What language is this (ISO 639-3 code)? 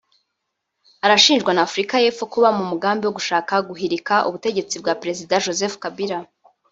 kin